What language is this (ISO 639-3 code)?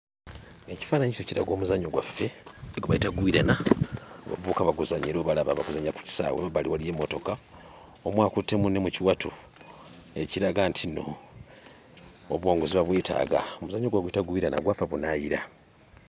lug